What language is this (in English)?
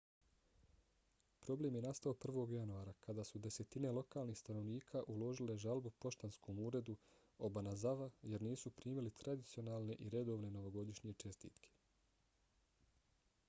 Bosnian